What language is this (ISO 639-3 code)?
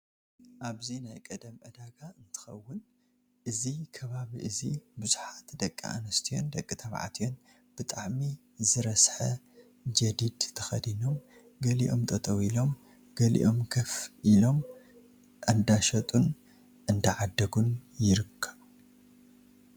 tir